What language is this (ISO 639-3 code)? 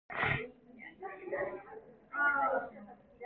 kor